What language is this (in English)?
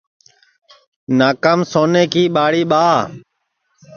Sansi